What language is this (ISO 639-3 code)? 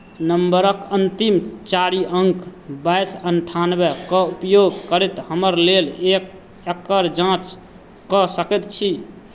mai